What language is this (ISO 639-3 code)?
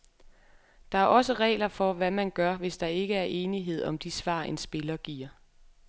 dan